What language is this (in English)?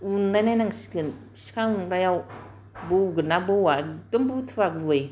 Bodo